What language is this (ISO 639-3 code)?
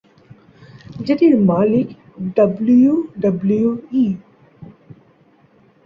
ben